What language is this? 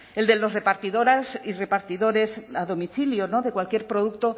Spanish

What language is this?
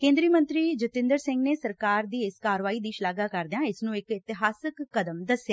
Punjabi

